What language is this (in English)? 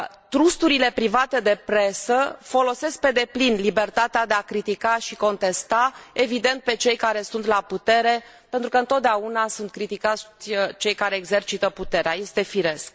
Romanian